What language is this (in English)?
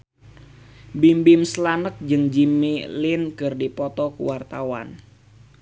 Sundanese